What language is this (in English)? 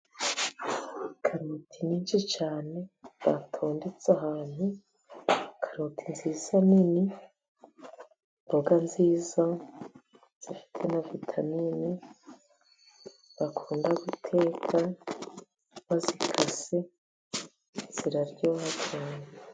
Kinyarwanda